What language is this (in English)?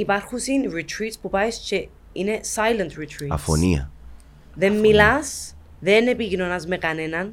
Greek